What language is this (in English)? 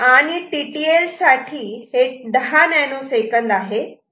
Marathi